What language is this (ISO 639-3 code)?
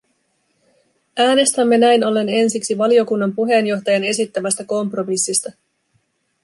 fin